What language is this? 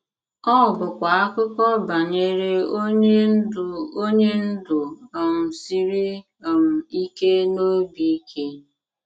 Igbo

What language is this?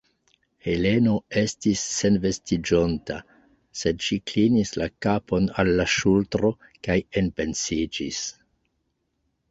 Esperanto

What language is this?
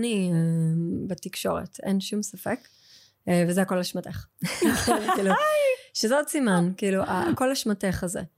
Hebrew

